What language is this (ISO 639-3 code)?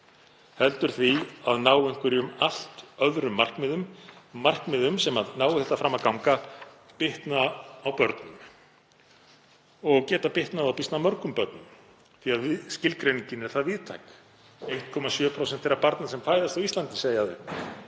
isl